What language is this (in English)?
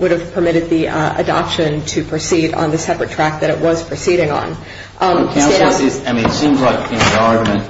English